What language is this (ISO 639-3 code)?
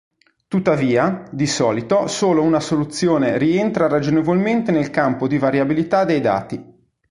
ita